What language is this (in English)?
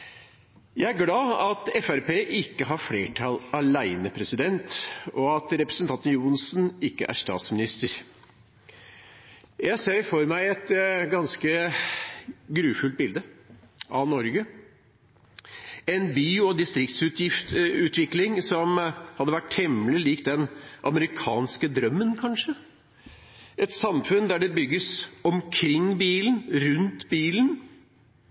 Norwegian Bokmål